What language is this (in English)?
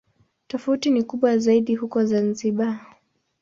Swahili